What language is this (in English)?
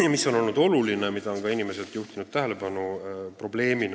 Estonian